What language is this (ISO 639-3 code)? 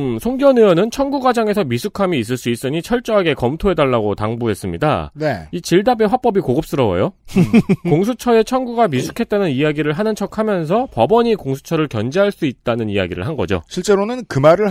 kor